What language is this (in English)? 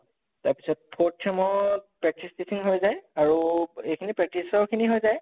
Assamese